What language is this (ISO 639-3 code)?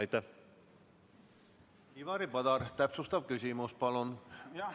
est